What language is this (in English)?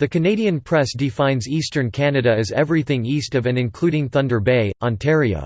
English